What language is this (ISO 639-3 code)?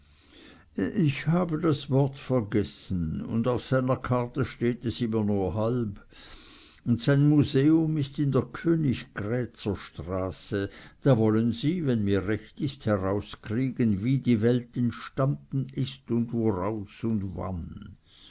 deu